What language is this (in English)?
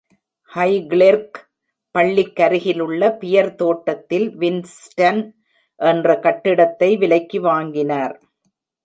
Tamil